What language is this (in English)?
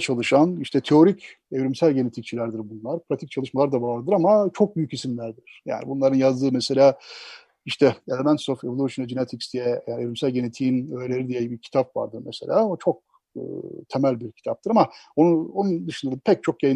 Turkish